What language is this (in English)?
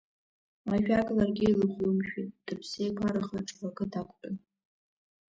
Abkhazian